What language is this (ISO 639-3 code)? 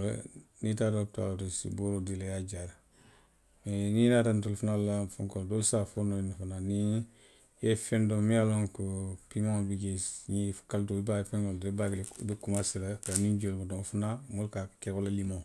mlq